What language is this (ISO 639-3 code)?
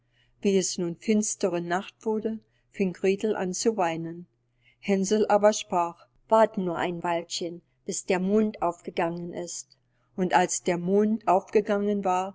deu